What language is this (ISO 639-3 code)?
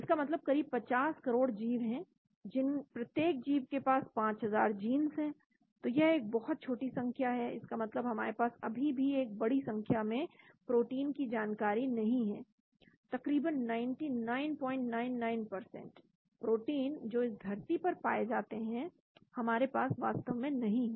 hin